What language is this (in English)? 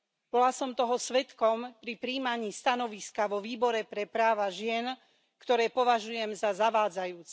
Slovak